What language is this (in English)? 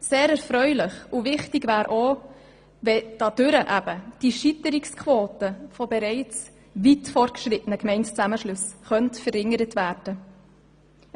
Swiss German